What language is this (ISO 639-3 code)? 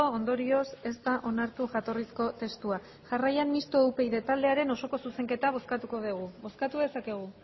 eus